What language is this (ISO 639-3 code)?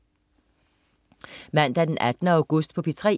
dan